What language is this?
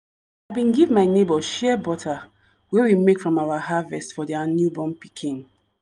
Nigerian Pidgin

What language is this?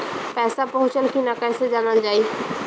Bhojpuri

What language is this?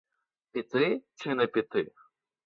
Ukrainian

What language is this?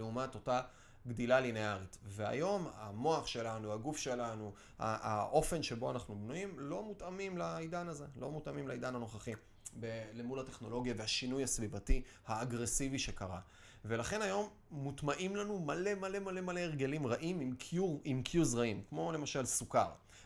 Hebrew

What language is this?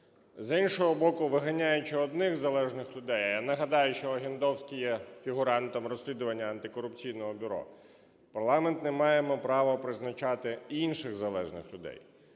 Ukrainian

